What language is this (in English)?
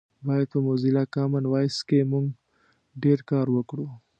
Pashto